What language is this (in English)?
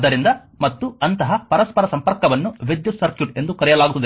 Kannada